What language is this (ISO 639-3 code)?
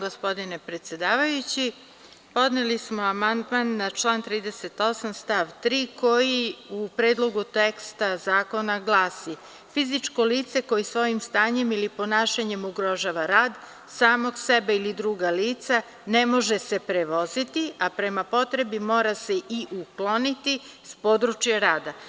srp